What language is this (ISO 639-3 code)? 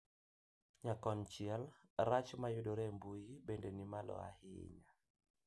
luo